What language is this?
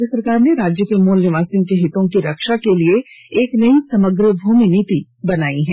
Hindi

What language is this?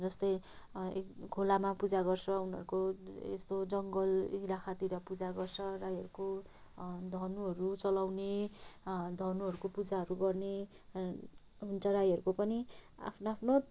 Nepali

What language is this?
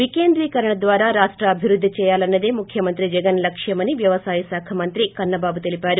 Telugu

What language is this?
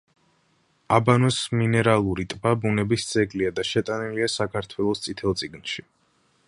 Georgian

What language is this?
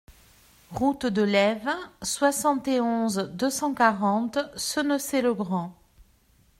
French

